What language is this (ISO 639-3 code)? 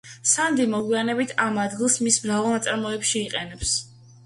kat